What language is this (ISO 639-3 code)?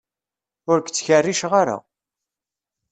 kab